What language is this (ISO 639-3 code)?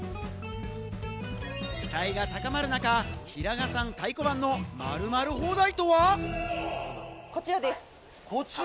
jpn